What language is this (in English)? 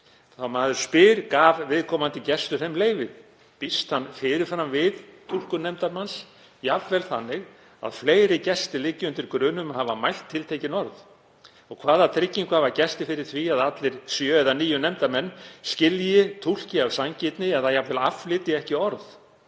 Icelandic